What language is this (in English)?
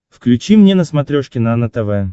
Russian